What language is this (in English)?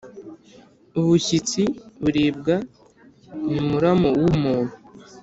Kinyarwanda